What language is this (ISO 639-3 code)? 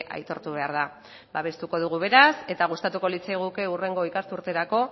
eus